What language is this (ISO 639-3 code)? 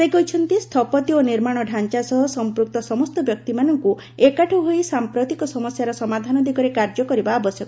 ori